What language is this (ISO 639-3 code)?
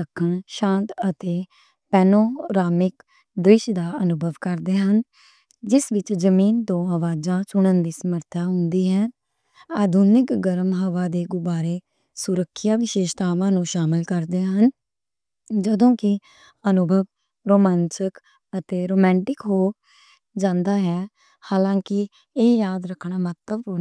lah